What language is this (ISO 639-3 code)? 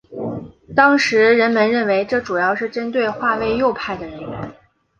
zho